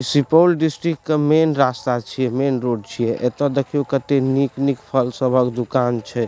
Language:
Maithili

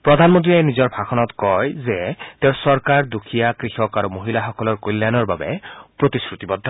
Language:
Assamese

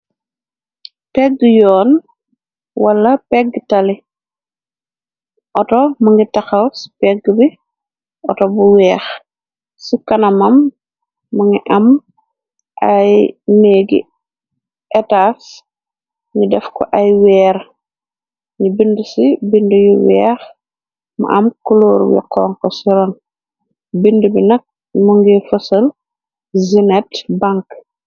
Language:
Wolof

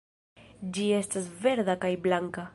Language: Esperanto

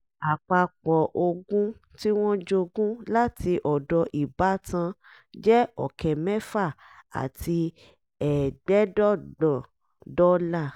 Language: Yoruba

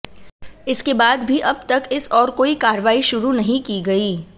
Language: Hindi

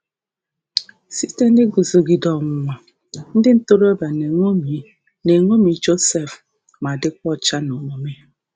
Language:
Igbo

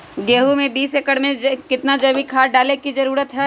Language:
Magahi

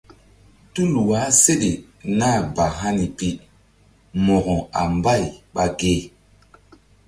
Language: Mbum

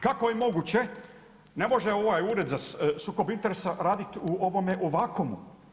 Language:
Croatian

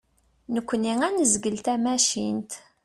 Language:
Kabyle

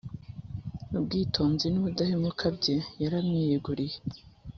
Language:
Kinyarwanda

